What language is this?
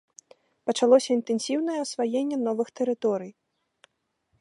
Belarusian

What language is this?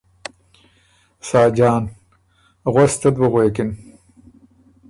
Ormuri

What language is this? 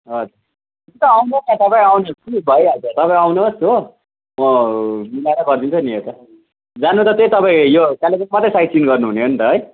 Nepali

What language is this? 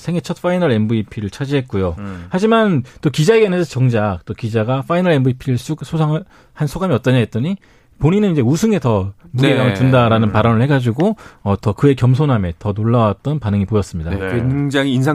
Korean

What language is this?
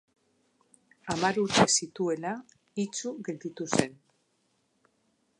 Basque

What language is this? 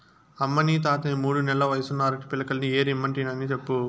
Telugu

